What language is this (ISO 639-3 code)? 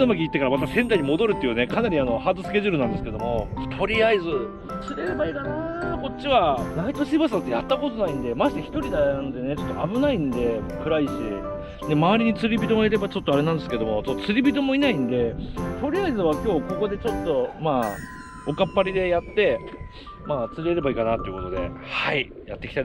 jpn